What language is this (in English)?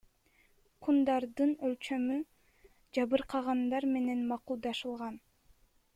Kyrgyz